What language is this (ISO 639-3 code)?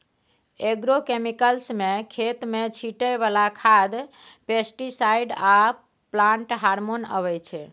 mai